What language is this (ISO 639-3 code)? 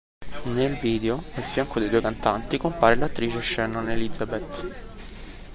ita